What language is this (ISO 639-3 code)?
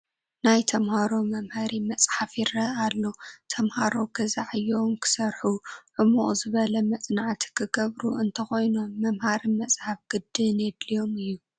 tir